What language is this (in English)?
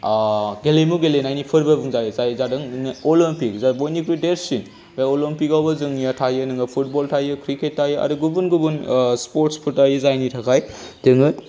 Bodo